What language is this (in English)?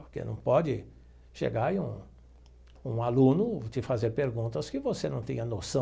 Portuguese